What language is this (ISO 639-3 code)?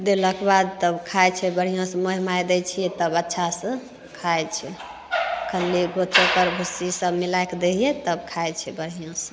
mai